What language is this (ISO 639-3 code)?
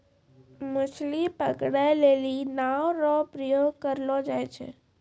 mai